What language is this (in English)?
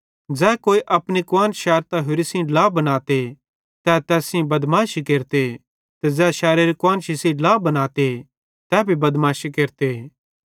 Bhadrawahi